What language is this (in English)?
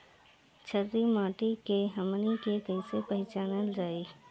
Bhojpuri